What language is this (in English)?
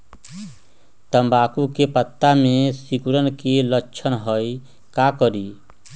Magahi